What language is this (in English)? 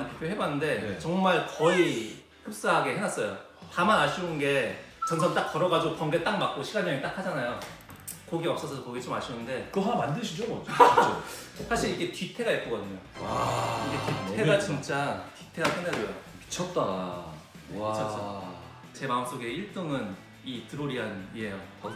Korean